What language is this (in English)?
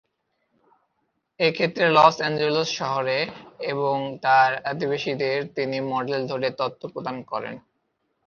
Bangla